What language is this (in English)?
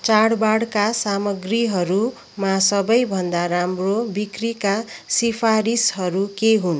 Nepali